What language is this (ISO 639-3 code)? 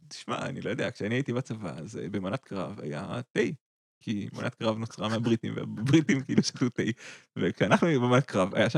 heb